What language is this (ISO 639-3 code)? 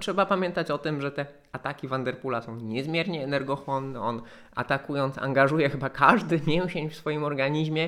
pol